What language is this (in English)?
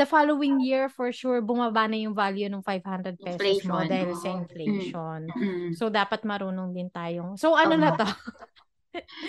Filipino